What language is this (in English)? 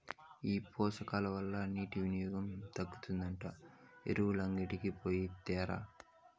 Telugu